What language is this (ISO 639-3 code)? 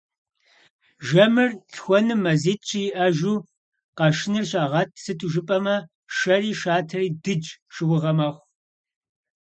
kbd